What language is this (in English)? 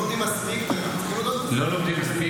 Hebrew